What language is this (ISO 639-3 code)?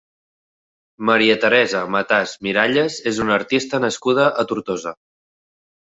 cat